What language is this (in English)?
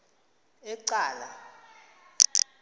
Xhosa